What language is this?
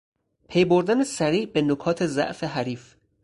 Persian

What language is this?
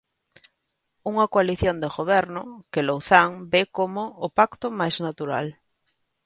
Galician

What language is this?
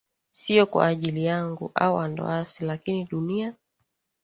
Swahili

